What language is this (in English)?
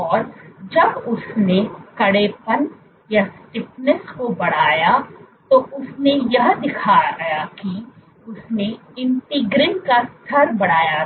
Hindi